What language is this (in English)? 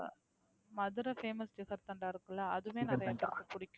Tamil